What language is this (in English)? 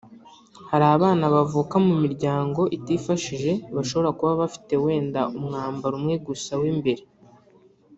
Kinyarwanda